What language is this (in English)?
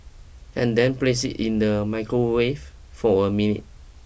English